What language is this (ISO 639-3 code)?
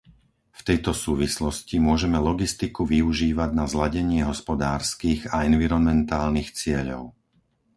slk